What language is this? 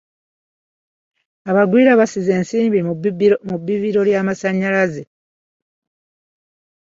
Ganda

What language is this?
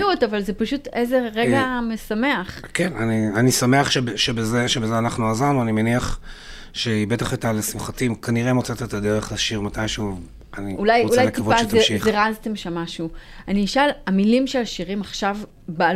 Hebrew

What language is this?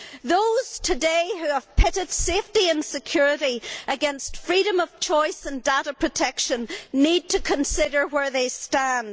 English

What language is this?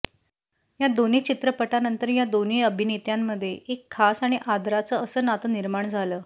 Marathi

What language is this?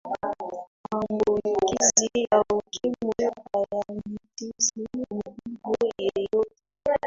Swahili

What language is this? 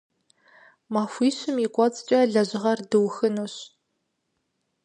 Kabardian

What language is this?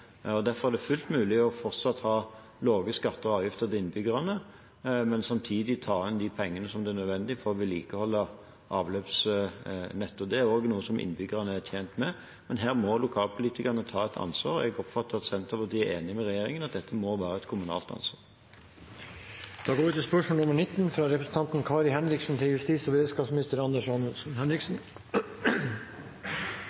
Norwegian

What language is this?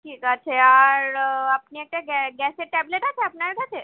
Bangla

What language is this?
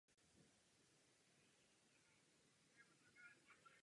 Czech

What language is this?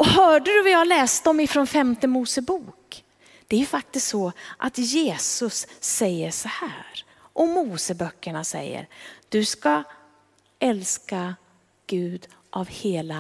Swedish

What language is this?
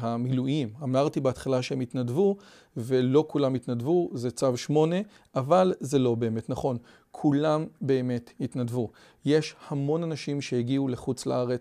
Hebrew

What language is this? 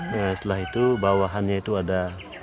Indonesian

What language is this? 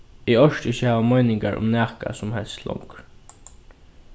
Faroese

